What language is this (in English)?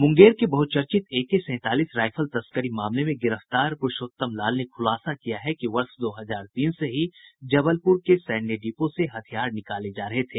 Hindi